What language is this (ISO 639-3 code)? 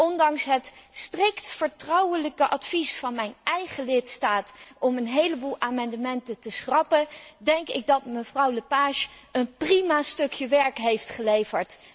nld